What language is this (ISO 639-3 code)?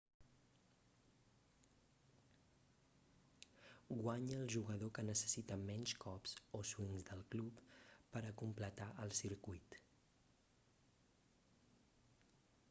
cat